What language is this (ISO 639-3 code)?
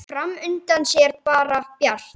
isl